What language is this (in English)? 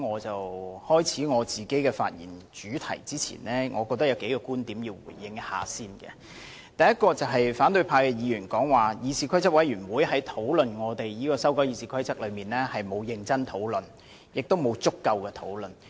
Cantonese